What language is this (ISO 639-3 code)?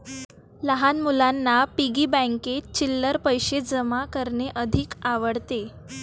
mar